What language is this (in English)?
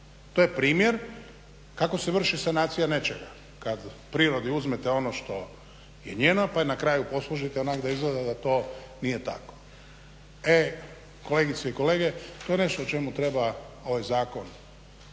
Croatian